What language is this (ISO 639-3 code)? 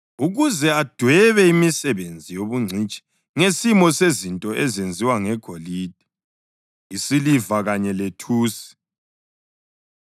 nde